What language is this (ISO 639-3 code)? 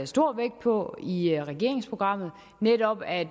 dan